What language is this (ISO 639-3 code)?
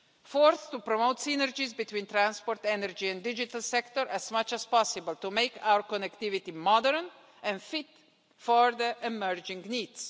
eng